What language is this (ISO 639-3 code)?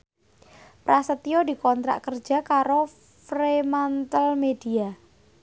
jav